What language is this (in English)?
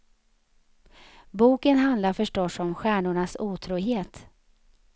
Swedish